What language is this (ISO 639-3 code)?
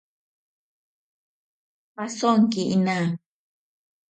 prq